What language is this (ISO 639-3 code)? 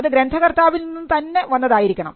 mal